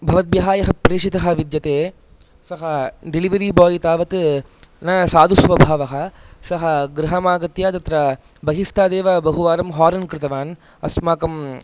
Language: Sanskrit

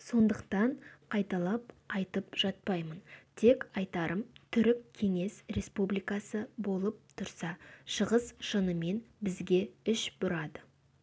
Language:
Kazakh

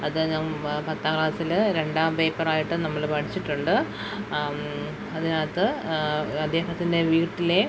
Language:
Malayalam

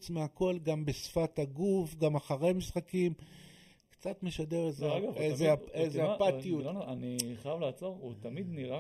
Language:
Hebrew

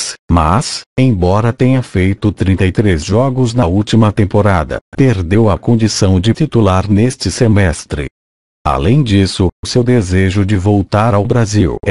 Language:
Portuguese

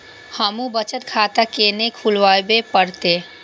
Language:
Maithili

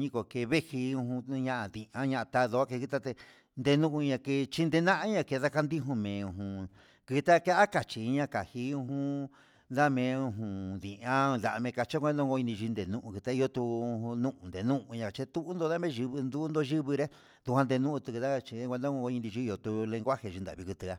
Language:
Huitepec Mixtec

